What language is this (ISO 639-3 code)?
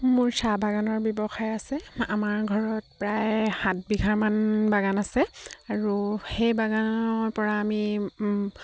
asm